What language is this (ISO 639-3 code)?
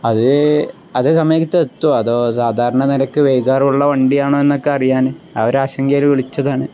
mal